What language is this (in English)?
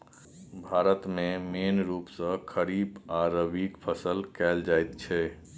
Maithili